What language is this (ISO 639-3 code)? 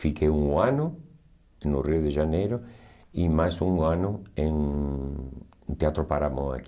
por